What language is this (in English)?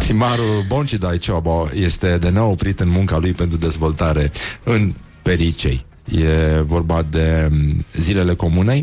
Romanian